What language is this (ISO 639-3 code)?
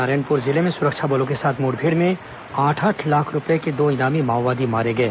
hin